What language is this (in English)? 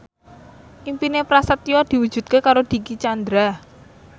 Javanese